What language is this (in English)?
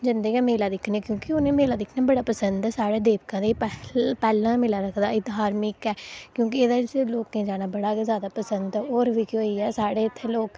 Dogri